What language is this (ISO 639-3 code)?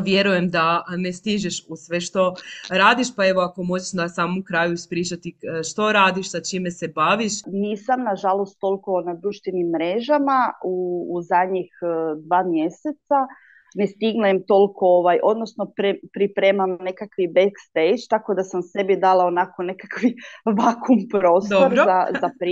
hrv